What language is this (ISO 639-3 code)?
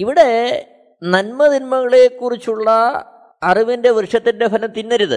mal